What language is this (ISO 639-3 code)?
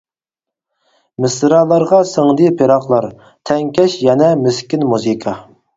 uig